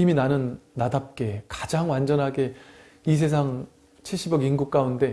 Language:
Korean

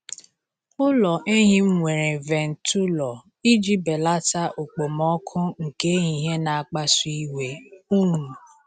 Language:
Igbo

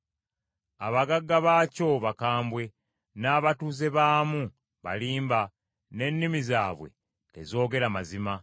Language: Ganda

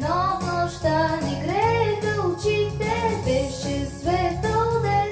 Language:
Bulgarian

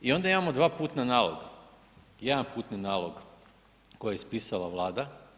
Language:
Croatian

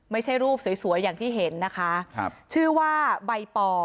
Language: Thai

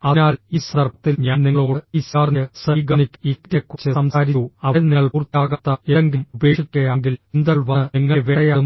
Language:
Malayalam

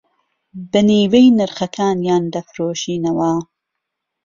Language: Central Kurdish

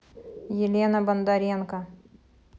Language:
Russian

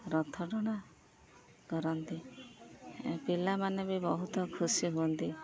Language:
Odia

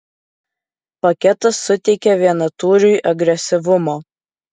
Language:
Lithuanian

